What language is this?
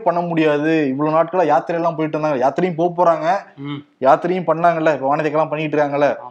Tamil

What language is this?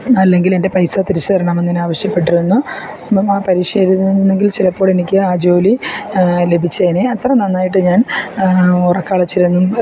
Malayalam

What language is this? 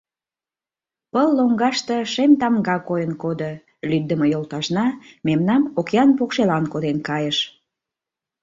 Mari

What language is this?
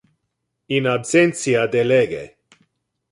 Interlingua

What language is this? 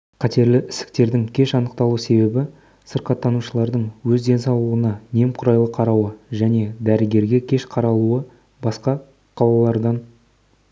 Kazakh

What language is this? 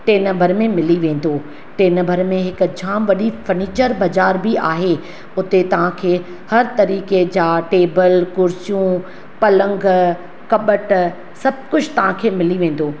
Sindhi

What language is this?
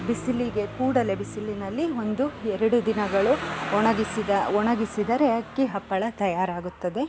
Kannada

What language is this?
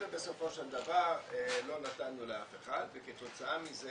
Hebrew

